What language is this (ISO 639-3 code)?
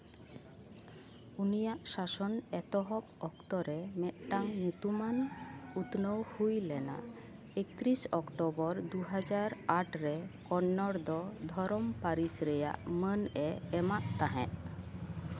sat